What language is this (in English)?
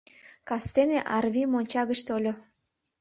Mari